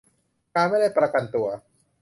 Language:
Thai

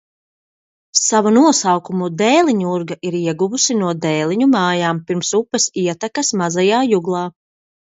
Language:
Latvian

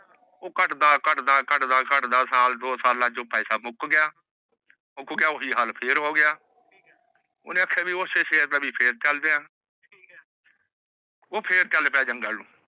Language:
Punjabi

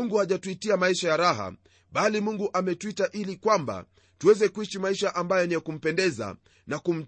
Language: Swahili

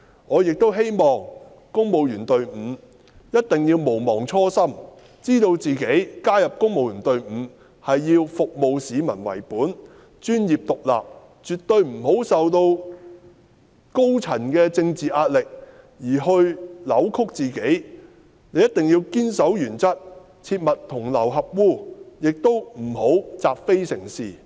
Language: Cantonese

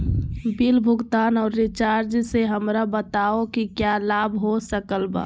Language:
Magahi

